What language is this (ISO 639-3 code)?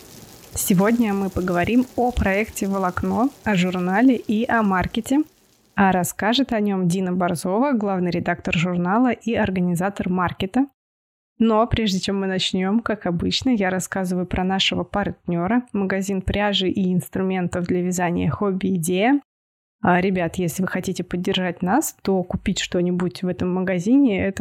rus